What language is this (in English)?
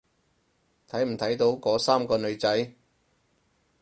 Cantonese